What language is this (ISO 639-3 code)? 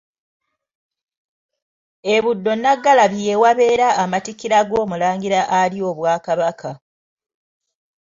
lug